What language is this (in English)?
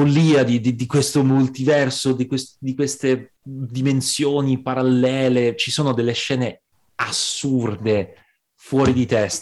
Italian